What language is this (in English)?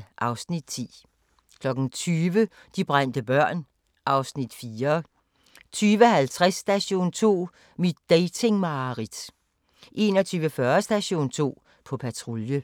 Danish